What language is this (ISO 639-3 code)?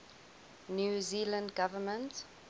eng